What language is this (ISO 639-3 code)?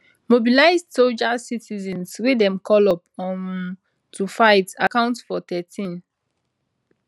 pcm